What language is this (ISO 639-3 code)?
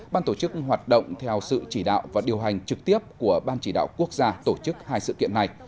vie